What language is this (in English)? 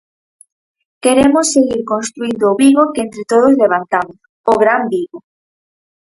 Galician